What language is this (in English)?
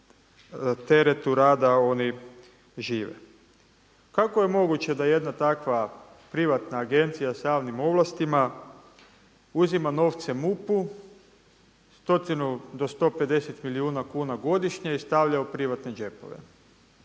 Croatian